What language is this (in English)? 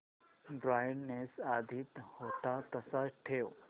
Marathi